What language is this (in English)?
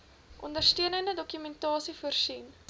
Afrikaans